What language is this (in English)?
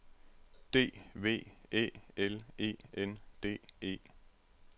Danish